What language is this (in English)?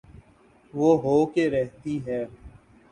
Urdu